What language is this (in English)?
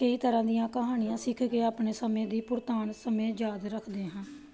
Punjabi